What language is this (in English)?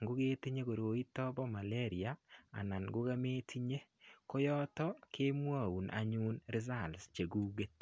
Kalenjin